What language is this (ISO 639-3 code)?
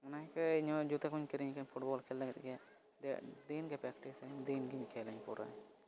sat